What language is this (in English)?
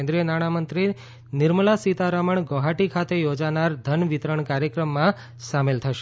Gujarati